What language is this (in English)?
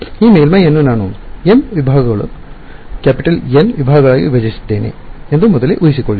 Kannada